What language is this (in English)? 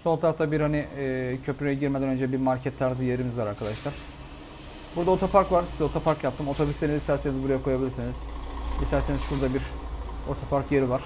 Turkish